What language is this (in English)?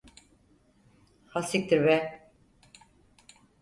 Turkish